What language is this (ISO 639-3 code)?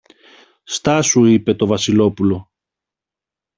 ell